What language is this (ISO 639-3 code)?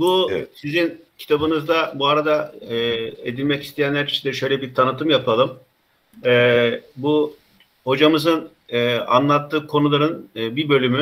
tur